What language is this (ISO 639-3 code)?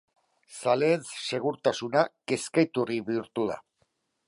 eus